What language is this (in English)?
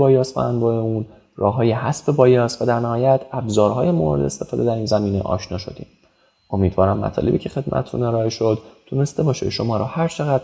Persian